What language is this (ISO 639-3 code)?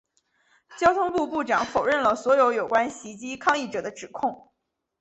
zho